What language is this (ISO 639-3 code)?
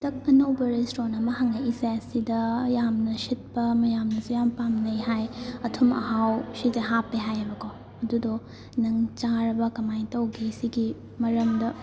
mni